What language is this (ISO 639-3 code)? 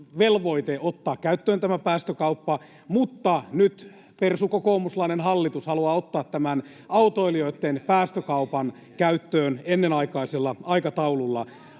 fin